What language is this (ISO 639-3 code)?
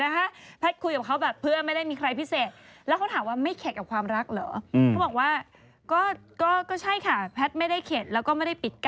tha